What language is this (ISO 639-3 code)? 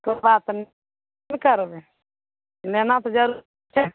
mai